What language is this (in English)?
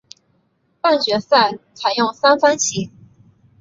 Chinese